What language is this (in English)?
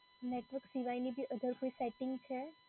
Gujarati